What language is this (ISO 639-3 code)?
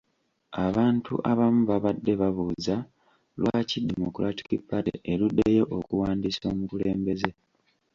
lug